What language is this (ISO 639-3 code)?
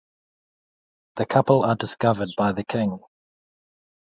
eng